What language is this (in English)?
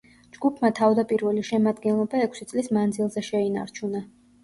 Georgian